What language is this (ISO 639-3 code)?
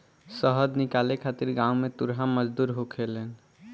bho